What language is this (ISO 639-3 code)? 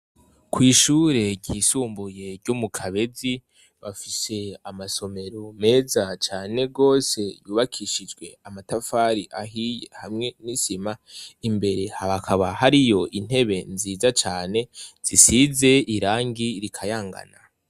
run